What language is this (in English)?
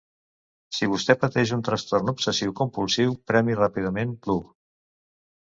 Catalan